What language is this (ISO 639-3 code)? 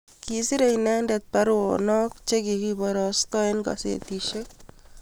kln